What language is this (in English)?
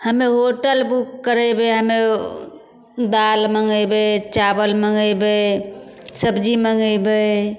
Maithili